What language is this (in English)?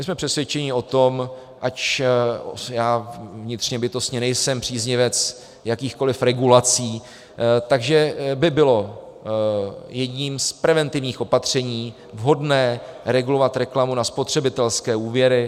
Czech